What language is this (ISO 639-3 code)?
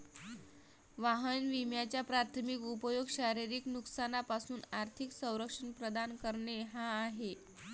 mar